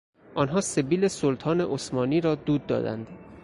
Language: Persian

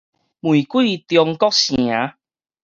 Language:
Min Nan Chinese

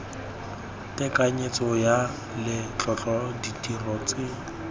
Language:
Tswana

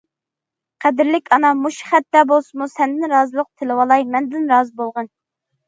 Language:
Uyghur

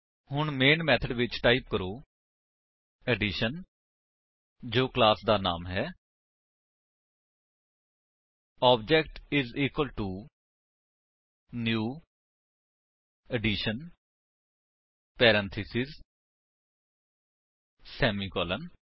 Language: Punjabi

